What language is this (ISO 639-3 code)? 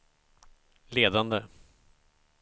swe